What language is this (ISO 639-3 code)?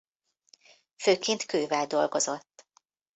hun